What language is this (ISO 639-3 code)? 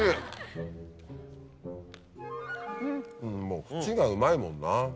jpn